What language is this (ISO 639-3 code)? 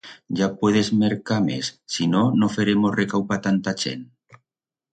arg